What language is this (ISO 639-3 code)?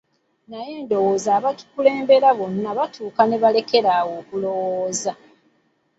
lug